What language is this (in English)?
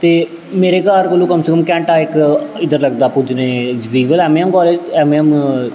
Dogri